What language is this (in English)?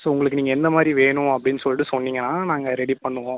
Tamil